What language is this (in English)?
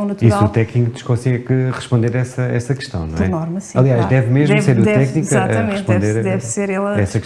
Portuguese